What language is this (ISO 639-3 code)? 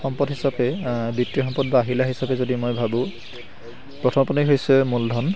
asm